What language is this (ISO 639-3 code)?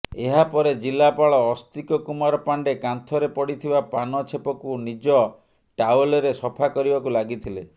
ori